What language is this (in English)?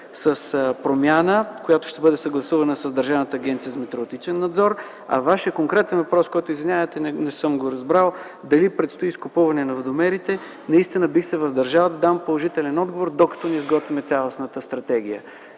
Bulgarian